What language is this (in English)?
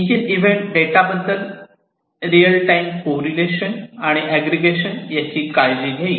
Marathi